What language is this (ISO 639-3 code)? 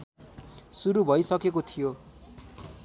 nep